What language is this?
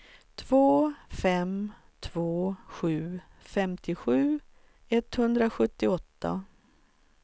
Swedish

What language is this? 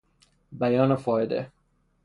Persian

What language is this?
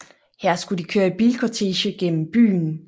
Danish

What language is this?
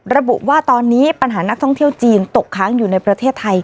Thai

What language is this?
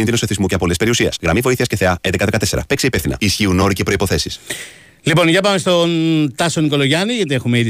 Greek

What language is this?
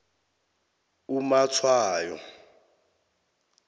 South Ndebele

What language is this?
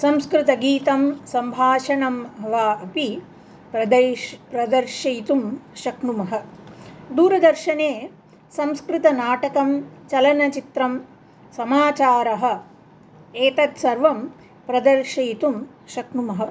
Sanskrit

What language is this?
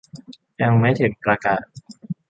Thai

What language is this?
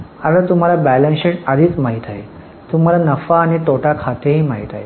Marathi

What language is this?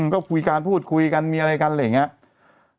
Thai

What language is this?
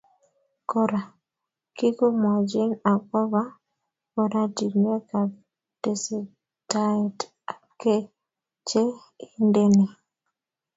Kalenjin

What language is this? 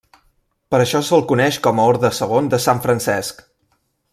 Catalan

